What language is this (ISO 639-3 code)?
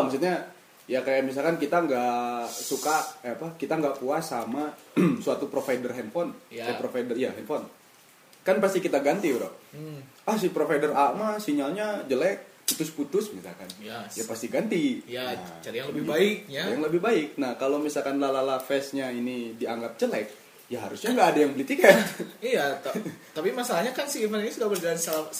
ind